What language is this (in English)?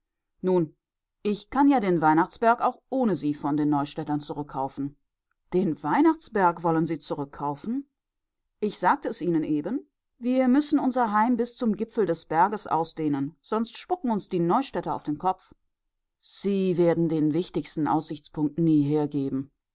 German